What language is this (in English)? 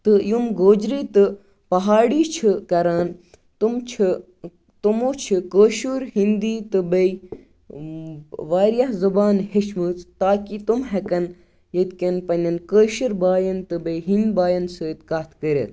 Kashmiri